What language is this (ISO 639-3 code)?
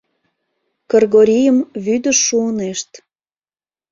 chm